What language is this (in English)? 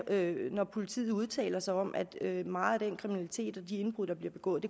Danish